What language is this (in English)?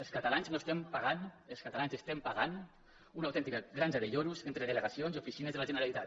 Catalan